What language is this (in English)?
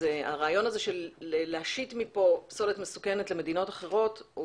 Hebrew